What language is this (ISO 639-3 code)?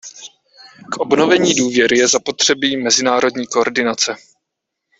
ces